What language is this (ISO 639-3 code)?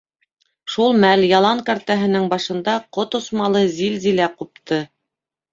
bak